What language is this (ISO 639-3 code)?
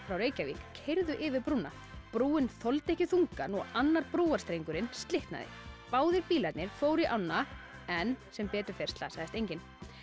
isl